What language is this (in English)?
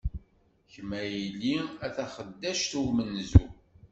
Kabyle